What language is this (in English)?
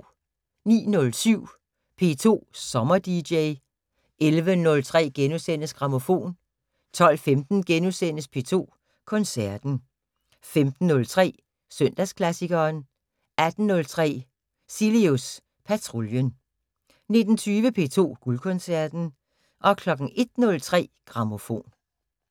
Danish